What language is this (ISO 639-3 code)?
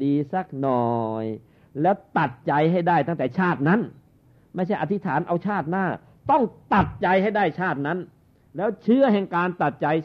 tha